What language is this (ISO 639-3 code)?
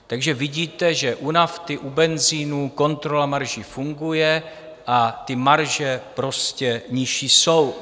ces